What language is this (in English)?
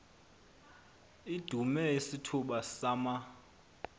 Xhosa